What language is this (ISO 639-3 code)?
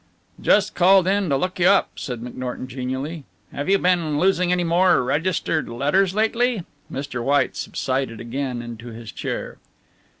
eng